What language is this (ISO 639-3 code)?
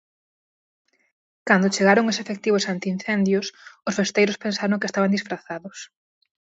glg